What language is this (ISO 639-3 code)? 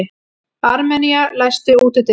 isl